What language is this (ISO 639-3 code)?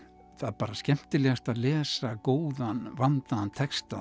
isl